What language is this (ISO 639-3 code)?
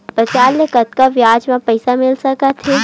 hne